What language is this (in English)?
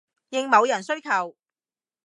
Cantonese